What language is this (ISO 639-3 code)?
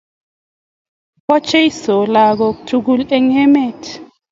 kln